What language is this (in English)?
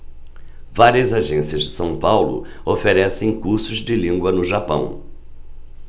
Portuguese